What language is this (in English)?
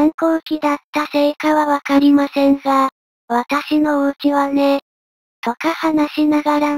Japanese